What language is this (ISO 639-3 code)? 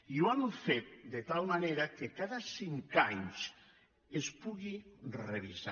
cat